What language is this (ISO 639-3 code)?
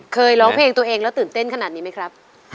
tha